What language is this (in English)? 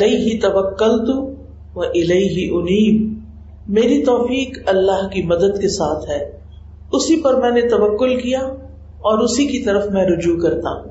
Urdu